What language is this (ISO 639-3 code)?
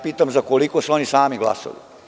srp